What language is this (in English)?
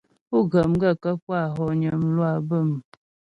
Ghomala